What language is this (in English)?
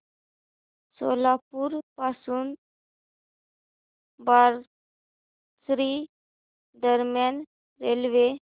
Marathi